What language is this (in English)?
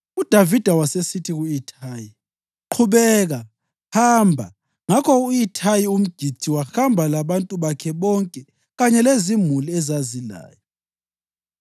North Ndebele